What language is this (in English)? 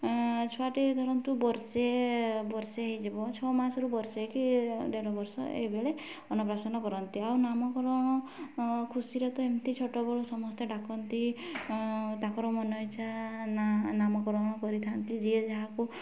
Odia